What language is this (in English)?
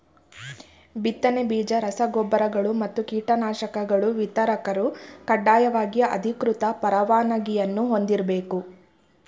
Kannada